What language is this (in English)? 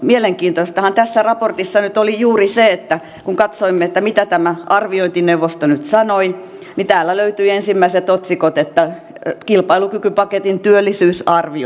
Finnish